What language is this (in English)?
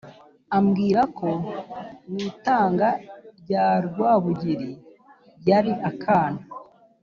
Kinyarwanda